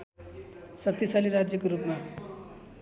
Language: Nepali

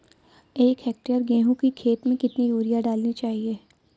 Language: Hindi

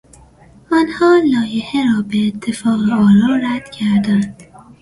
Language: Persian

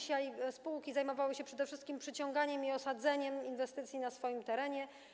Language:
Polish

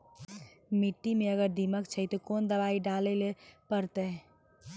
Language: Maithili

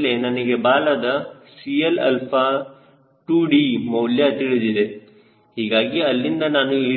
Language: Kannada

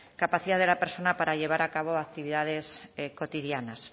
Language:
Spanish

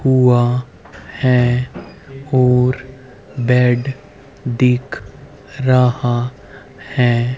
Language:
Hindi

